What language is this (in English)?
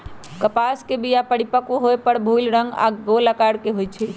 Magahi